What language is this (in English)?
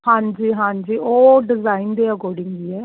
Punjabi